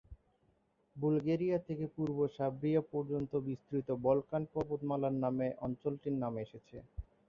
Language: Bangla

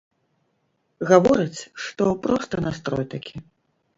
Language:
Belarusian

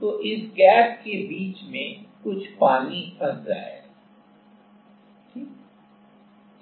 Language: Hindi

